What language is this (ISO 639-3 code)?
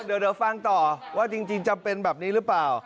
tha